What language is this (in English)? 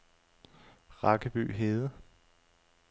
Danish